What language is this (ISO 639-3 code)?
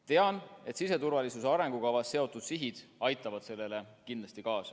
est